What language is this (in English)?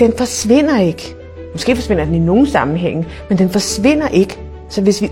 Danish